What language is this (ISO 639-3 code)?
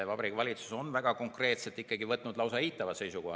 est